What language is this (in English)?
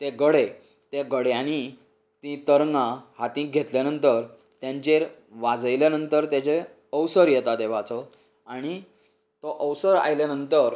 Konkani